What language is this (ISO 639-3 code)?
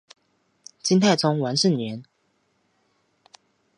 zho